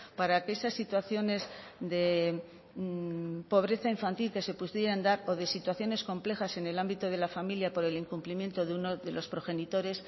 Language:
Spanish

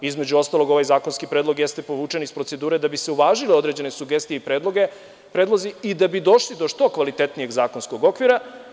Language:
Serbian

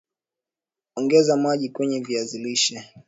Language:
Swahili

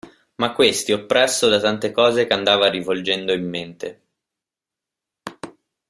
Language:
Italian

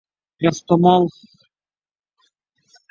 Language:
Uzbek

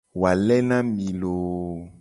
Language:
Gen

